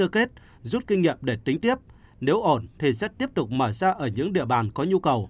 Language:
Vietnamese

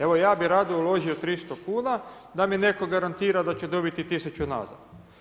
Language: Croatian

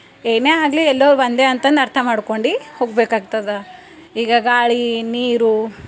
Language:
Kannada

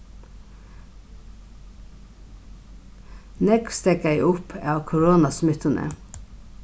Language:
Faroese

